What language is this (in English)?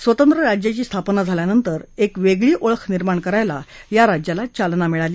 Marathi